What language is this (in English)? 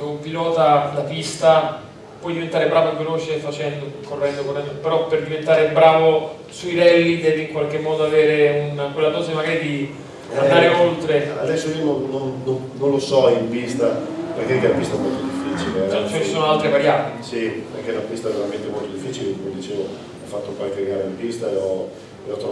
Italian